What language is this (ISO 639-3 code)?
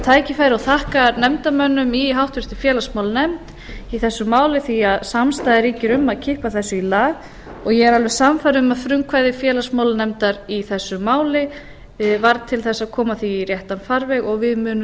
isl